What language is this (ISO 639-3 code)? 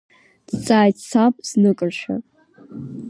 abk